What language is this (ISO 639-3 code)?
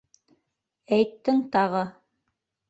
bak